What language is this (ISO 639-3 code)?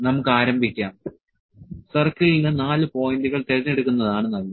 mal